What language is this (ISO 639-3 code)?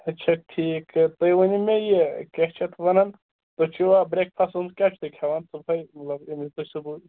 kas